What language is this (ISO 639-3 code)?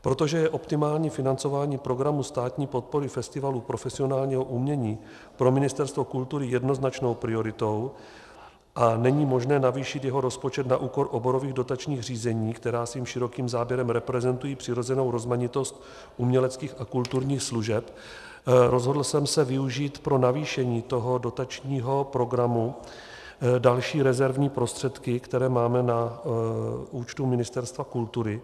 ces